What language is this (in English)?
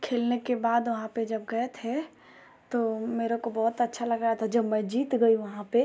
Hindi